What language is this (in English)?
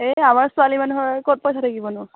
Assamese